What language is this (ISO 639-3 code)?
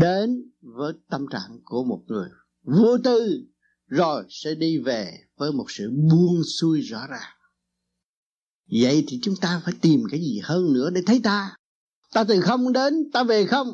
vie